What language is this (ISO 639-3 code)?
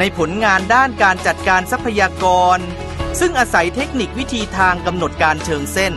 tha